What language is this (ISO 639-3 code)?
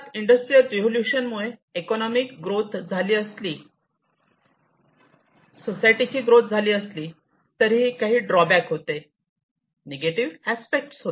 mar